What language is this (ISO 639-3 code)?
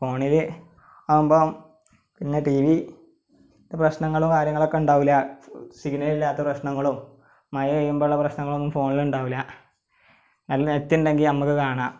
mal